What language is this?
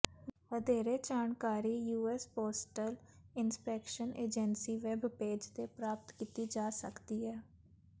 Punjabi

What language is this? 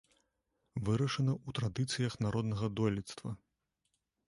Belarusian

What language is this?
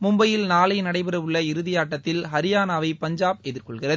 Tamil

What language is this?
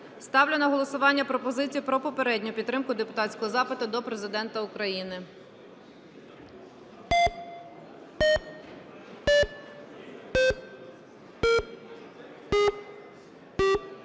Ukrainian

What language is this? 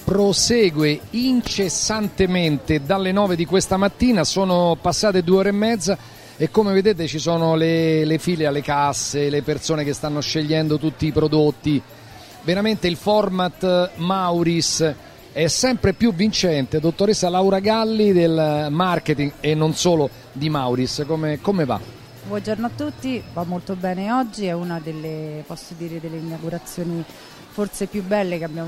Italian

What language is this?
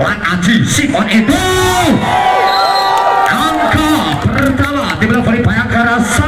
Indonesian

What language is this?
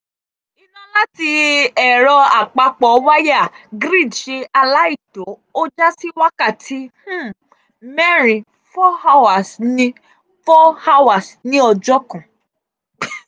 Yoruba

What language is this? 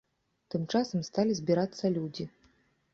Belarusian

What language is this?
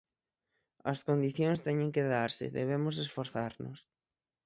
Galician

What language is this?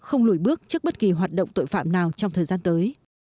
Vietnamese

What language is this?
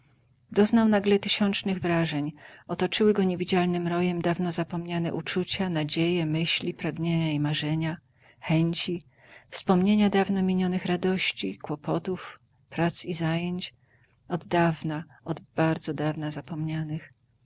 Polish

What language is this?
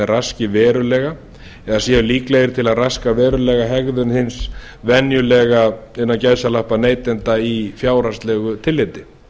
Icelandic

